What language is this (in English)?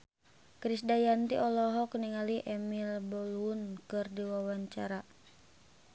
Sundanese